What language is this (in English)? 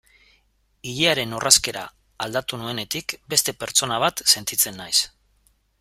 Basque